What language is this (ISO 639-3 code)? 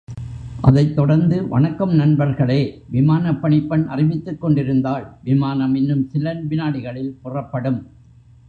tam